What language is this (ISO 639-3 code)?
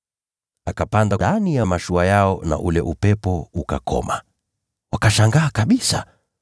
swa